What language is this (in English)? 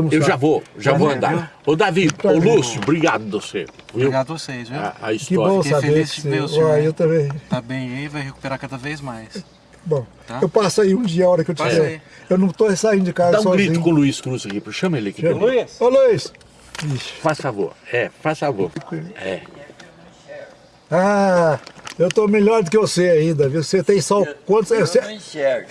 Portuguese